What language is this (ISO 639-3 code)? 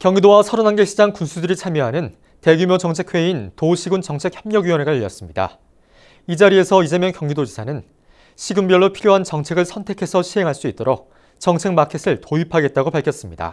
kor